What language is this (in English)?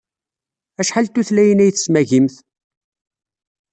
Kabyle